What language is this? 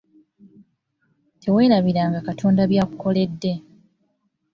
Ganda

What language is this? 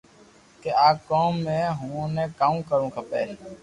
Loarki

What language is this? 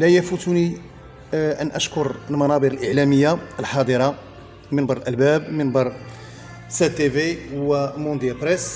Arabic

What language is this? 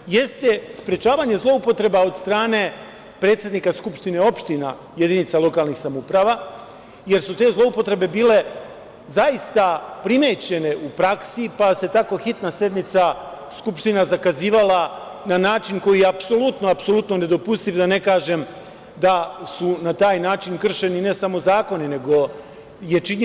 Serbian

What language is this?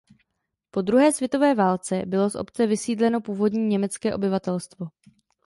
Czech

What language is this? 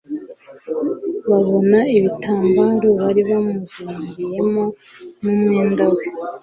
Kinyarwanda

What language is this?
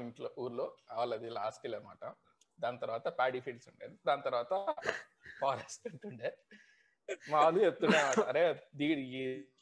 Telugu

